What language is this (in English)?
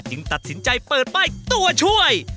Thai